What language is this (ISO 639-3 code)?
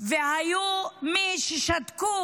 heb